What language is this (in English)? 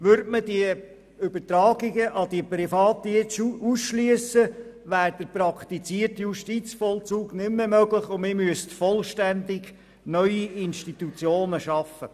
Swiss German